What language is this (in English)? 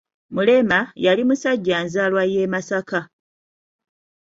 Ganda